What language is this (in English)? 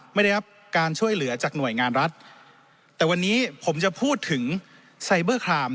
Thai